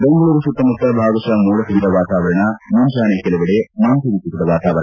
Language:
Kannada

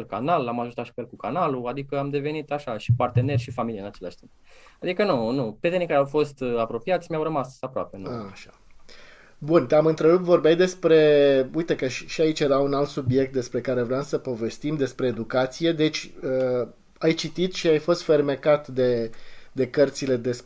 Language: Romanian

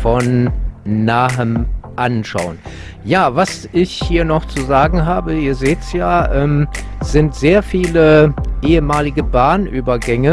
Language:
German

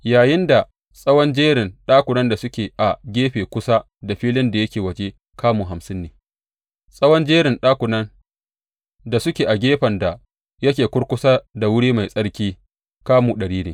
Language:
Hausa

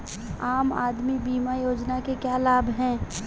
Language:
Hindi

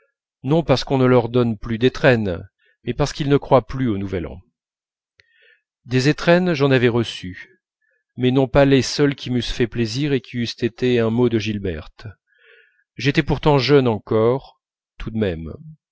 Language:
French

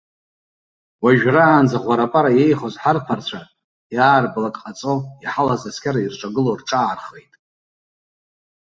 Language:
Abkhazian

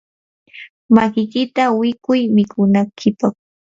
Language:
Yanahuanca Pasco Quechua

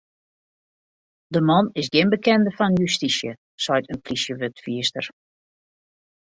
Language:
Western Frisian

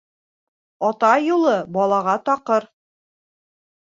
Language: Bashkir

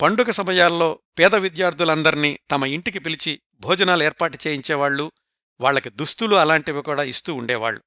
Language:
Telugu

